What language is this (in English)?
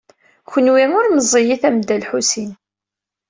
Kabyle